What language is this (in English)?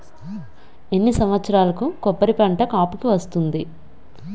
Telugu